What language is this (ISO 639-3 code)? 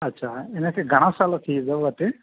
snd